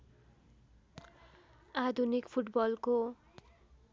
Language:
Nepali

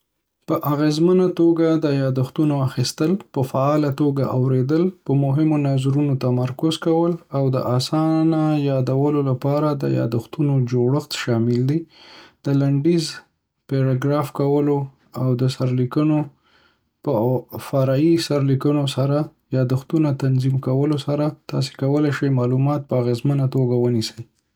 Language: Pashto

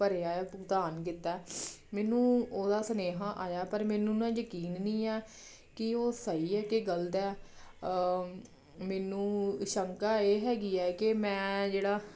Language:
Punjabi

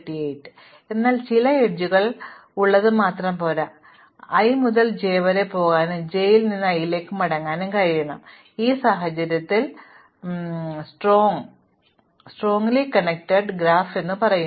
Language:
Malayalam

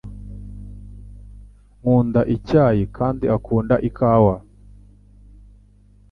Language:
Kinyarwanda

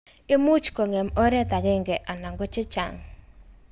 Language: Kalenjin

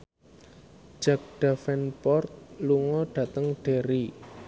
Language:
Javanese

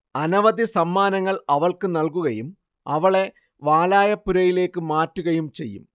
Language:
Malayalam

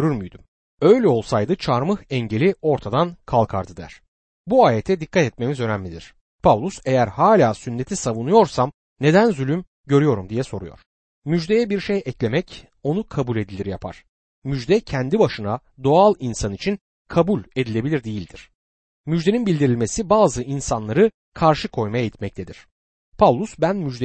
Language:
Turkish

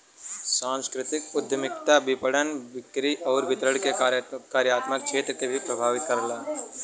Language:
Bhojpuri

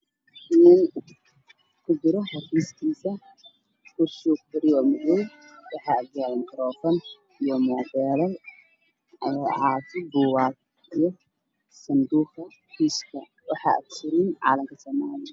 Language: Somali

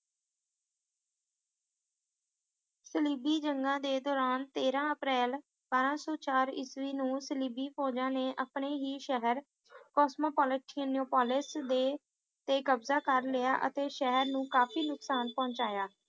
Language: Punjabi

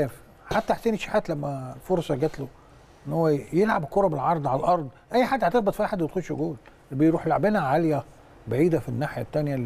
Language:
Arabic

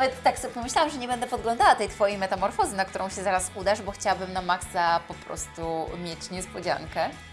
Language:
Polish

